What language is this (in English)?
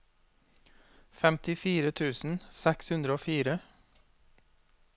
Norwegian